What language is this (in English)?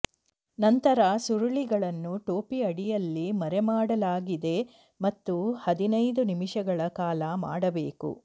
Kannada